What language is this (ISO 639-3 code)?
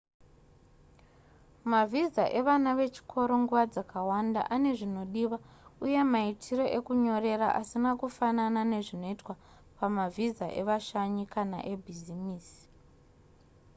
sna